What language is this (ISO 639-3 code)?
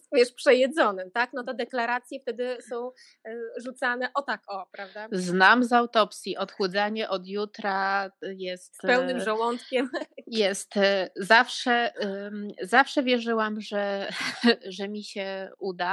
pol